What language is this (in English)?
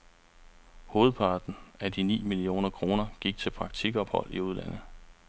Danish